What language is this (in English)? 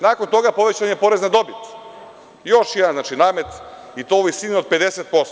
Serbian